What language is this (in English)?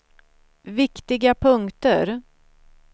Swedish